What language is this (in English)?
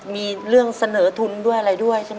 Thai